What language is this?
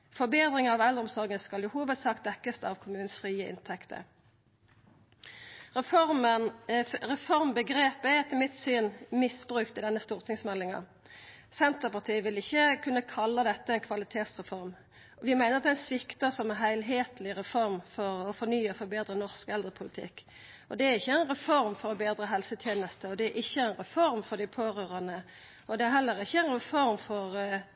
Norwegian Nynorsk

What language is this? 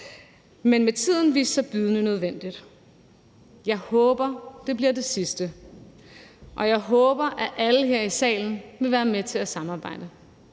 Danish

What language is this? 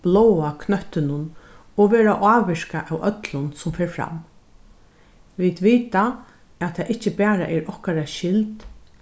Faroese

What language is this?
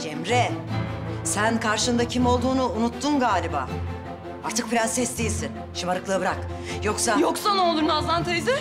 Turkish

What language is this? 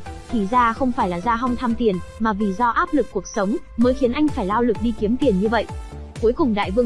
Vietnamese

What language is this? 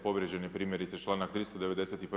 Croatian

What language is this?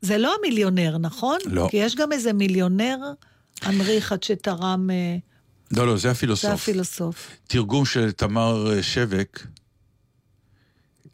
Hebrew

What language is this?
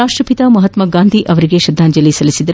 Kannada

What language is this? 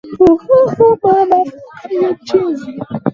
Swahili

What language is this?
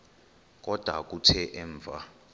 Xhosa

